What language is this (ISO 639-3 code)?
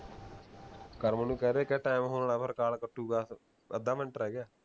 pan